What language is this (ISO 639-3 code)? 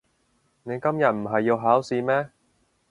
yue